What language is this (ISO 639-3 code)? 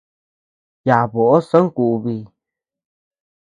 cux